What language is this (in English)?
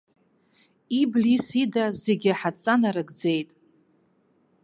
Abkhazian